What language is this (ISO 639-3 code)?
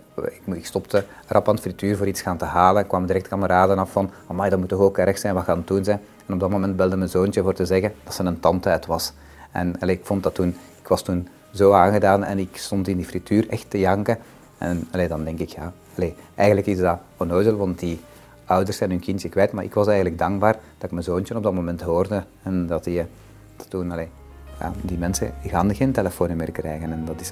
nld